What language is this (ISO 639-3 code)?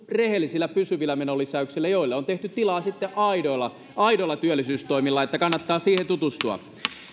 fin